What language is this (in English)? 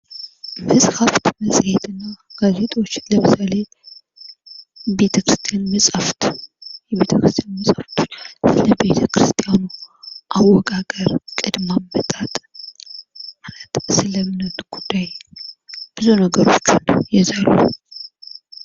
Amharic